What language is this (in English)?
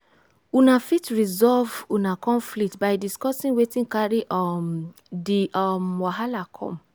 Nigerian Pidgin